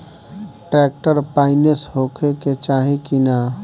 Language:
Bhojpuri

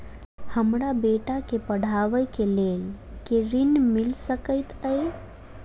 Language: Maithili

